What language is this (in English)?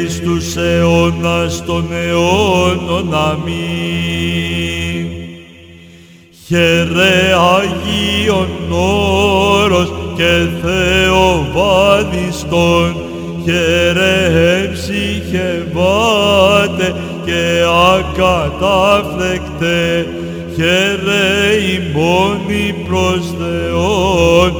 Greek